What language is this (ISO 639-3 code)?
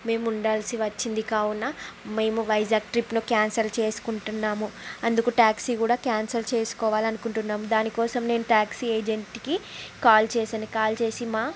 tel